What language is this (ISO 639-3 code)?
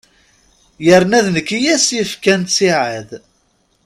kab